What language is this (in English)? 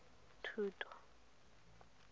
Tswana